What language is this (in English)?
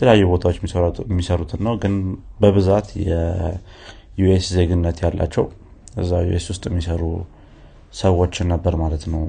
Amharic